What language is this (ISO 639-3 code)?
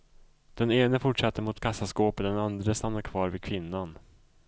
swe